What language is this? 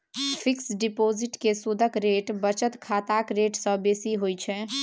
Maithili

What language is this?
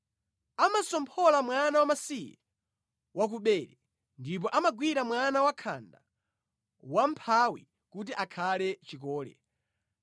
Nyanja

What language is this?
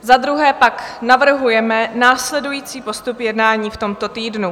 Czech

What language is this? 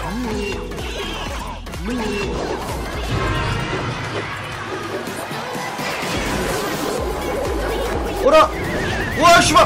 Korean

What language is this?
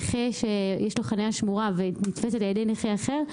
Hebrew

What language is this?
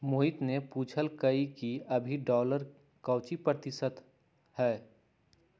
Magahi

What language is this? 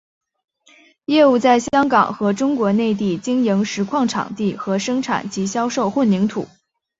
Chinese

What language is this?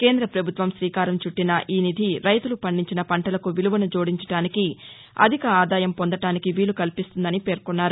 Telugu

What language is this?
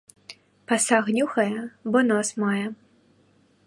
Belarusian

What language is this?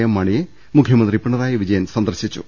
Malayalam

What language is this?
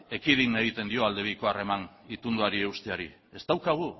Basque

